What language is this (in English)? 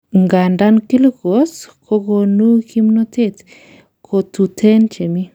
Kalenjin